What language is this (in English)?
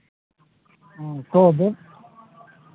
Maithili